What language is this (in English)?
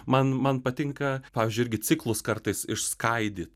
Lithuanian